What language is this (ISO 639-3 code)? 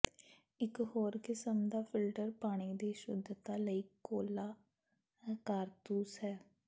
pan